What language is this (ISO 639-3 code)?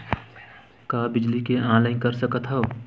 hne